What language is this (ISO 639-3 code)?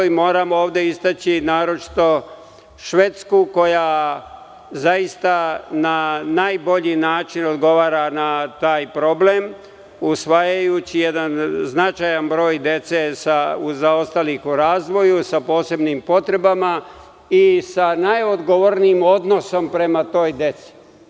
srp